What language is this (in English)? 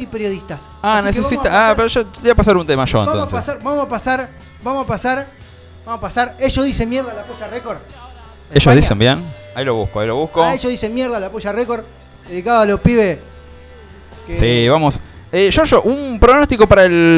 Spanish